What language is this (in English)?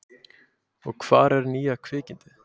Icelandic